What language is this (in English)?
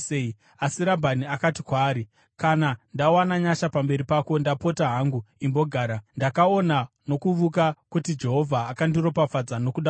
Shona